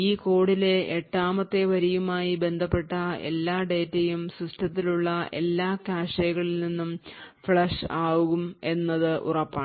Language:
Malayalam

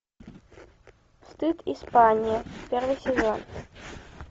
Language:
Russian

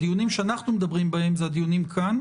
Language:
Hebrew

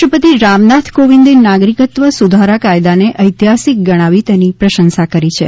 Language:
Gujarati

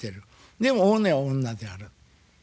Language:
Japanese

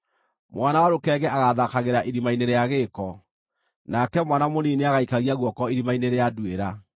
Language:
Kikuyu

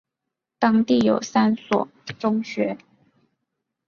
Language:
Chinese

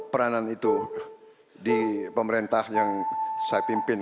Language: Indonesian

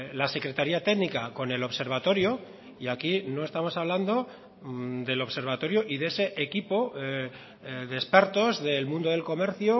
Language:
Spanish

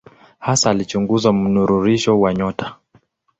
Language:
Swahili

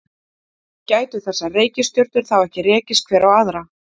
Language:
Icelandic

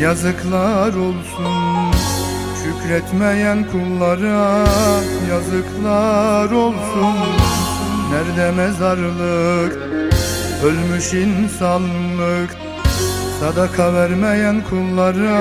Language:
Turkish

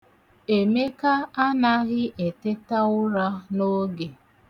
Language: Igbo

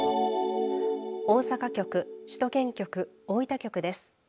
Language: Japanese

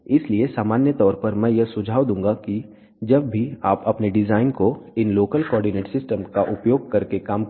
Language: Hindi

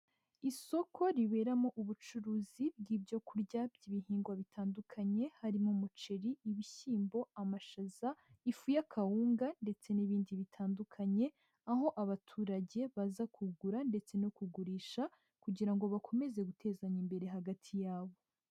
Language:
Kinyarwanda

